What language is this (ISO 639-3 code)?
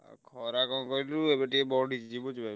ori